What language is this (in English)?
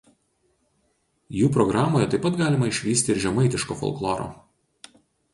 Lithuanian